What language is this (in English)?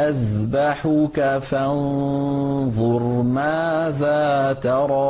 Arabic